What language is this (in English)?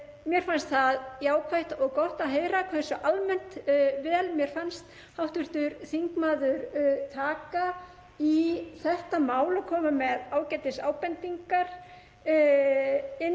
Icelandic